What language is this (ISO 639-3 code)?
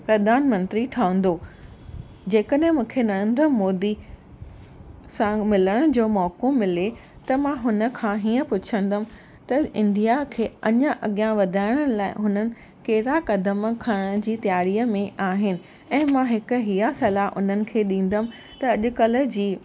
snd